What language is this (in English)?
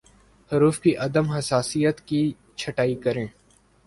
Urdu